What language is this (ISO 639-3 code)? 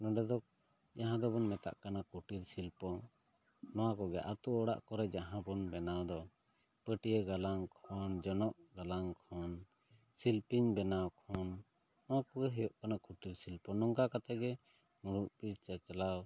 sat